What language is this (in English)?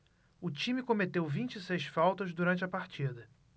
Portuguese